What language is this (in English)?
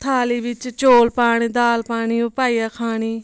Dogri